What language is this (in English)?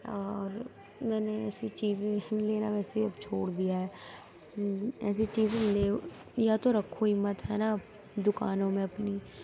Urdu